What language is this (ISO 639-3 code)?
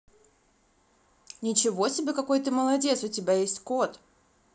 rus